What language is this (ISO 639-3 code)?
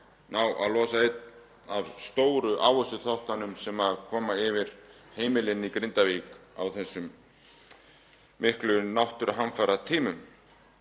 isl